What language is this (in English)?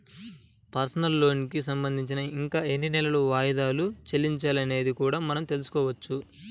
Telugu